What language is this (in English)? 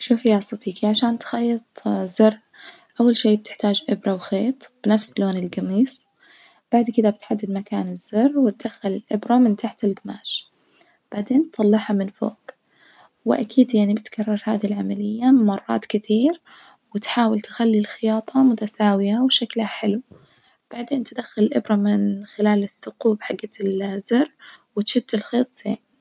Najdi Arabic